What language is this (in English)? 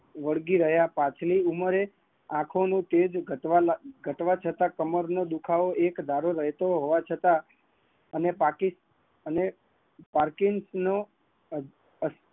Gujarati